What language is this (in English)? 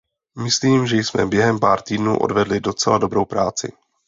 Czech